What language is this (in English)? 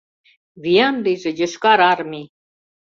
Mari